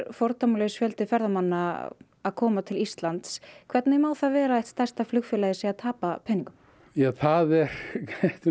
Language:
Icelandic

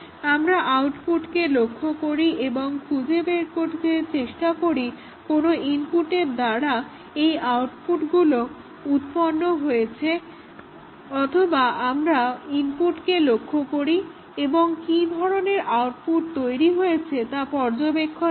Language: Bangla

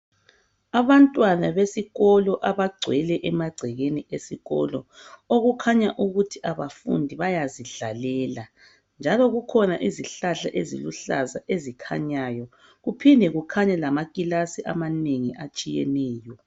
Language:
North Ndebele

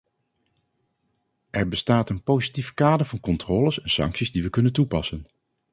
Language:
Dutch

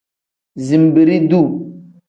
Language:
Tem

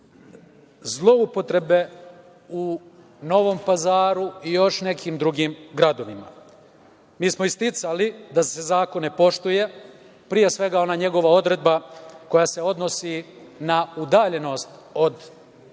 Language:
Serbian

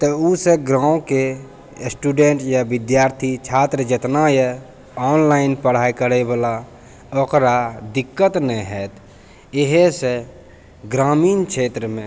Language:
Maithili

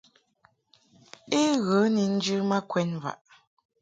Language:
Mungaka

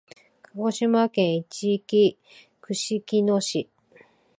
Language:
Japanese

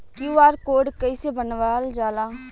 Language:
Bhojpuri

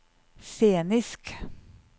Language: Norwegian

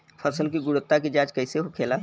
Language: Bhojpuri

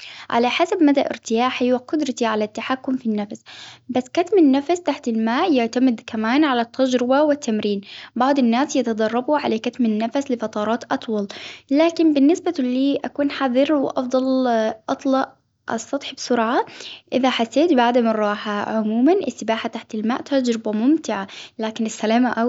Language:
Hijazi Arabic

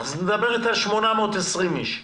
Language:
Hebrew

